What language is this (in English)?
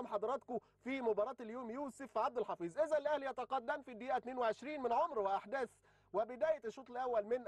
Arabic